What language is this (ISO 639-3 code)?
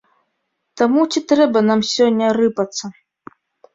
bel